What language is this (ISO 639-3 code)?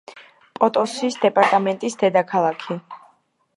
kat